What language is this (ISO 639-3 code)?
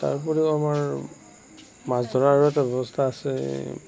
asm